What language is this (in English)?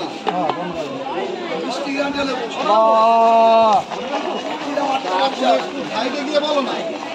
Korean